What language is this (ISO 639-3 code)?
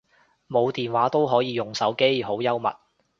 yue